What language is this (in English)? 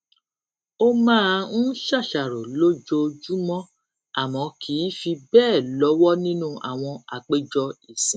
Yoruba